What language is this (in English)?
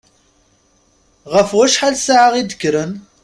Kabyle